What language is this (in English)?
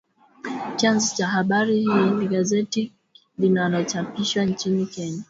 Swahili